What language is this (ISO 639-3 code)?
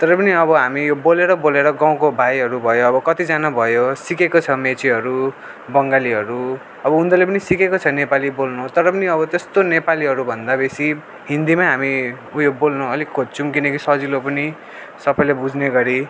nep